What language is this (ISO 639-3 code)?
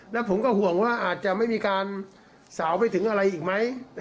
tha